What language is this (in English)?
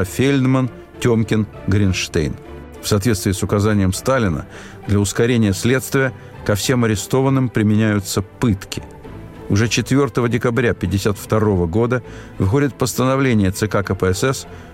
Russian